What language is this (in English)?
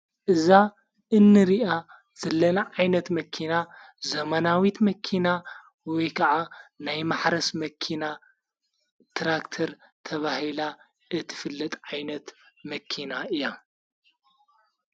Tigrinya